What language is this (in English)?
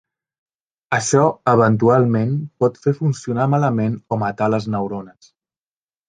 Catalan